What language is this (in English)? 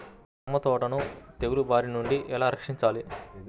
Telugu